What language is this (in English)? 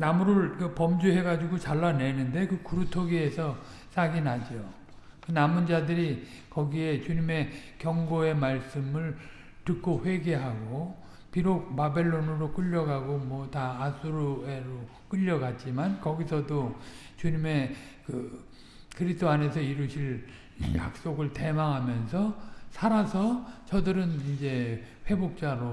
Korean